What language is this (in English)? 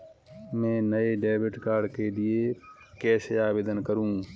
Hindi